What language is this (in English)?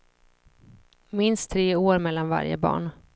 Swedish